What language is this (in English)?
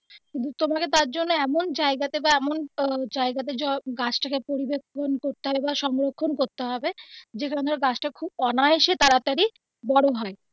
Bangla